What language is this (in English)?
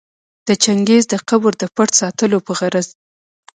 Pashto